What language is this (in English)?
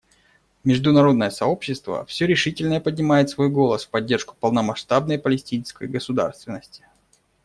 Russian